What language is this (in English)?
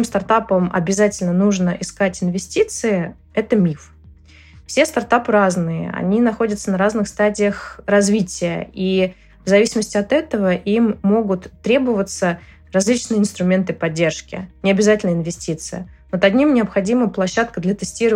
Russian